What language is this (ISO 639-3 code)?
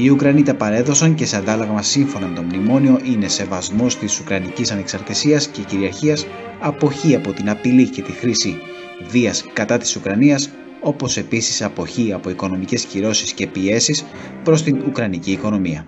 ell